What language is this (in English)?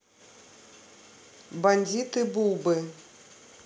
Russian